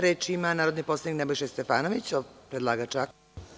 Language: Serbian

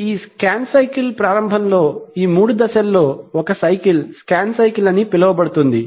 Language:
Telugu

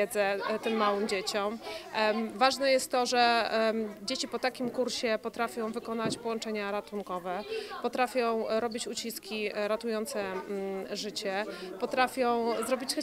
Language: Polish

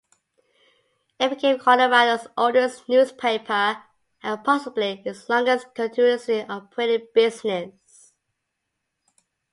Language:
English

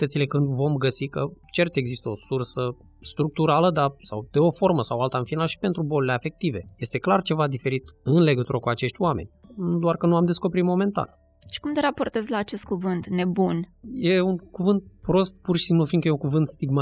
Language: Romanian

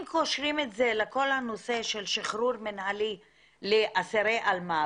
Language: Hebrew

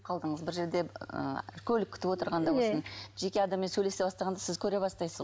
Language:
Kazakh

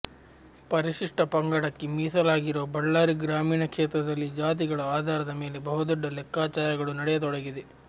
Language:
Kannada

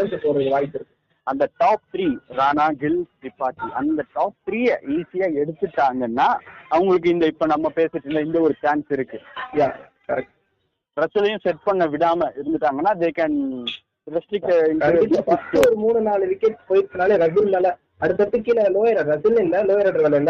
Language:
Tamil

